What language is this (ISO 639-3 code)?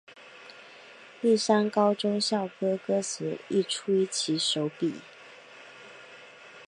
zho